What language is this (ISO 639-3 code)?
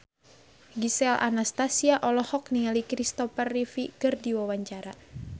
sun